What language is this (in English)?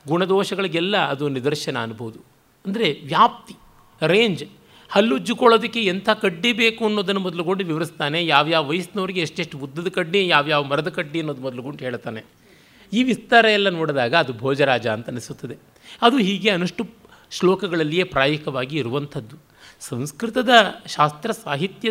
Kannada